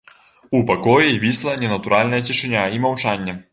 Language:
Belarusian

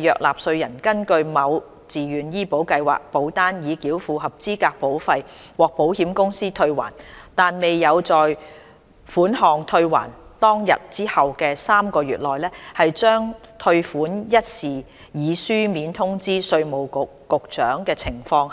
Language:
Cantonese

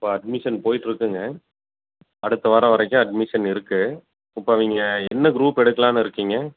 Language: Tamil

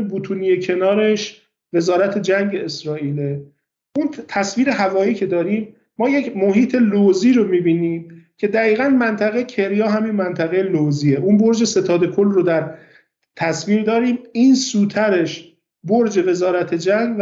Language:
Persian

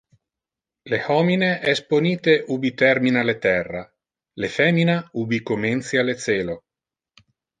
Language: Interlingua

